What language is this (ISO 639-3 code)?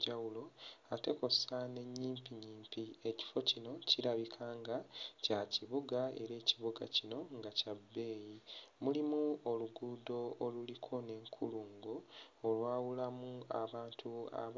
lug